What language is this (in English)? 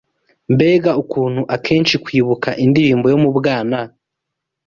Kinyarwanda